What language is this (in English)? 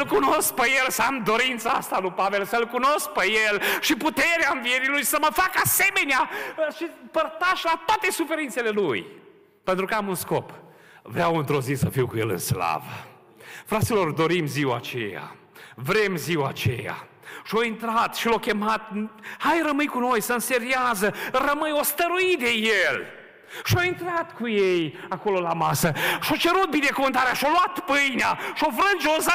Romanian